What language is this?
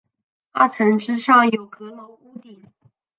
Chinese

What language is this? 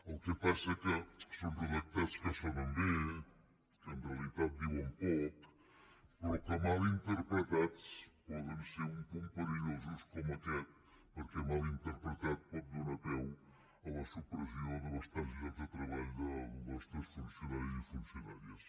Catalan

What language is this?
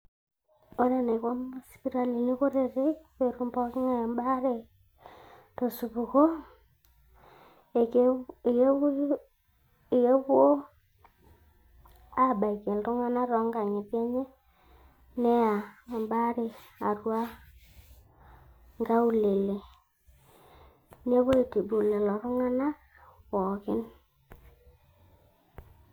Masai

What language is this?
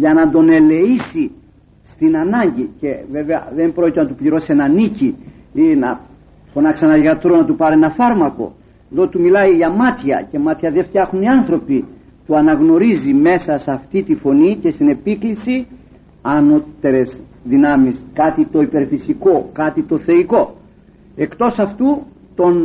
Greek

